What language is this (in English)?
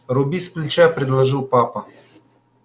Russian